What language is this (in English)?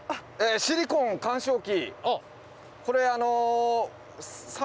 Japanese